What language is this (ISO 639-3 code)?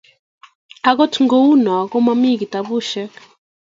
kln